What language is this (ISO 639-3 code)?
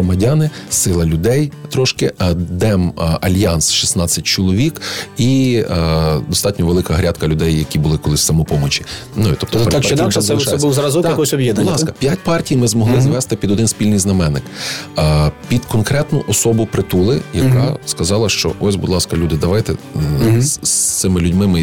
ukr